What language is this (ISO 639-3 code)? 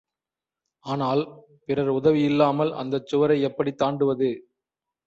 tam